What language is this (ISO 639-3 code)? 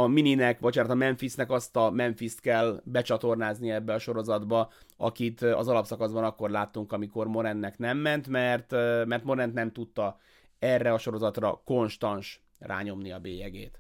hun